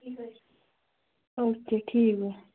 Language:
Kashmiri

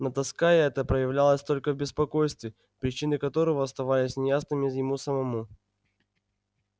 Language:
Russian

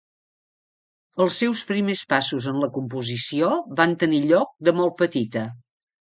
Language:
Catalan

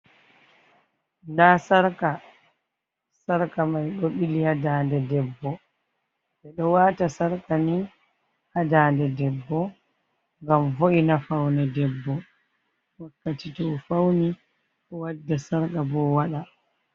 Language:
Fula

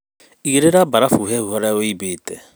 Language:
Kikuyu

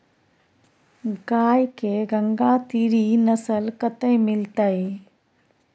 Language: Maithili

